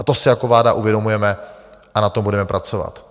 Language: Czech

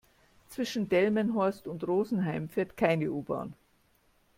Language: German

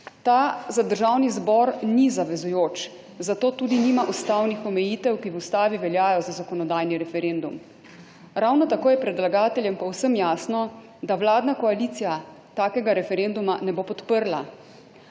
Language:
Slovenian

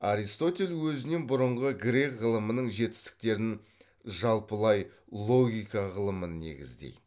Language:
Kazakh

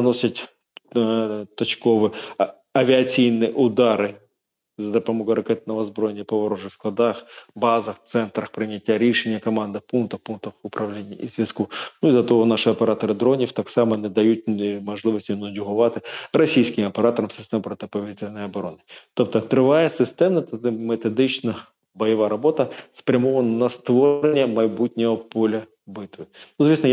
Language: Ukrainian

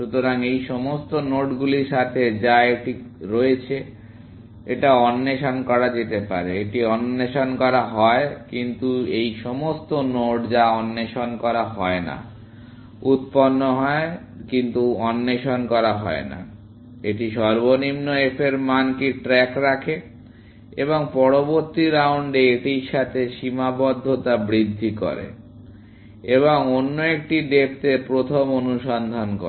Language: Bangla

